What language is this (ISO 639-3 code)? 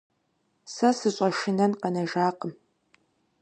kbd